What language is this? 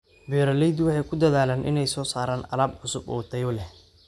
Somali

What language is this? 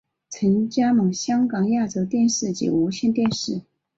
Chinese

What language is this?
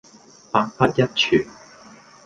Cantonese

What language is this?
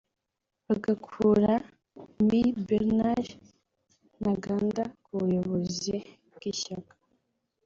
Kinyarwanda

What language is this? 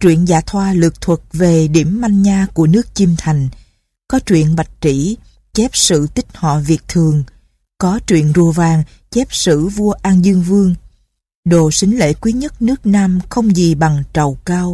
Vietnamese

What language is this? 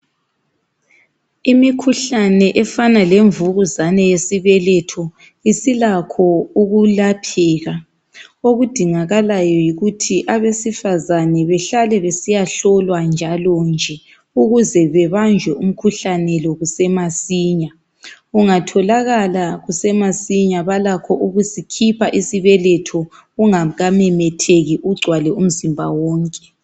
North Ndebele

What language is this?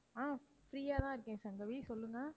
Tamil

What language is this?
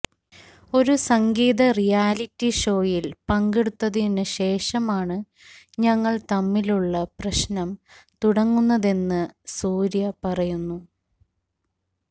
Malayalam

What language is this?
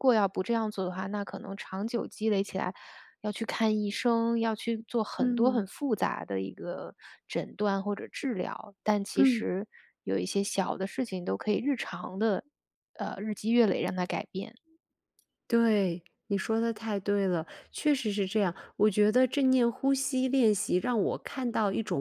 Chinese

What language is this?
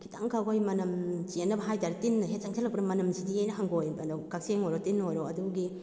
Manipuri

